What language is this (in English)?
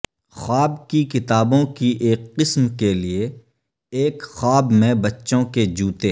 Urdu